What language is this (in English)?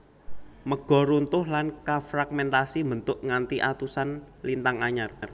Javanese